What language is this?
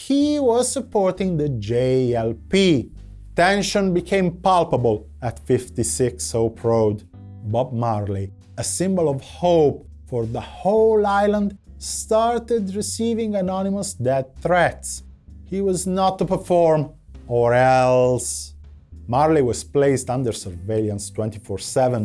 English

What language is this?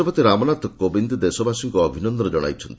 Odia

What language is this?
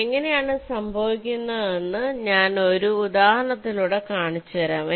Malayalam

